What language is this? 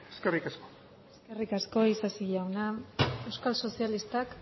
Basque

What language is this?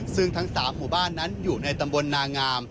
Thai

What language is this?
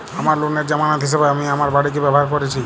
Bangla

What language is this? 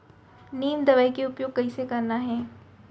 Chhattisgarhi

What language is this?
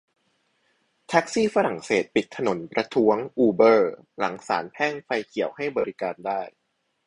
Thai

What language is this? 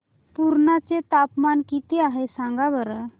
Marathi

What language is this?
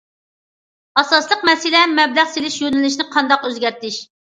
Uyghur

